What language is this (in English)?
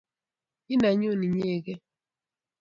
Kalenjin